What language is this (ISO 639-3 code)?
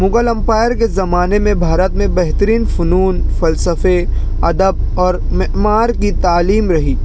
urd